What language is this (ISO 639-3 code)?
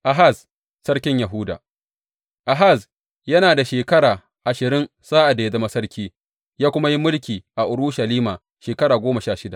hau